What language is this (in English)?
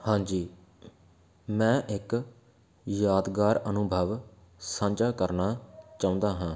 Punjabi